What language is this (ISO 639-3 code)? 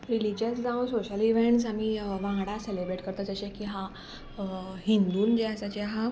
kok